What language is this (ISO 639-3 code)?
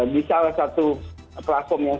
ind